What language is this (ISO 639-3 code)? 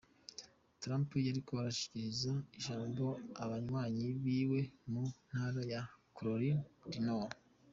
kin